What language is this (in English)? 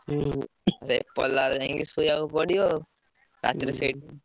Odia